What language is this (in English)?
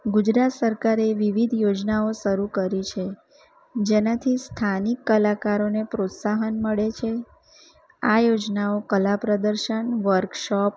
Gujarati